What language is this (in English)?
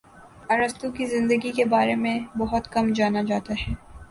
Urdu